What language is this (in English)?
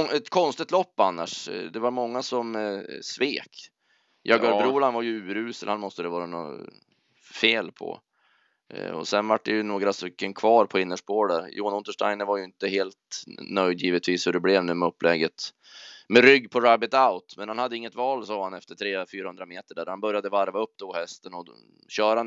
Swedish